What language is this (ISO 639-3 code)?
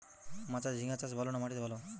ben